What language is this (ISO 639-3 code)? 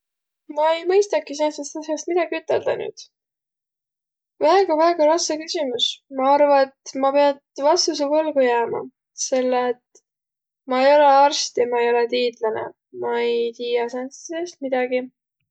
vro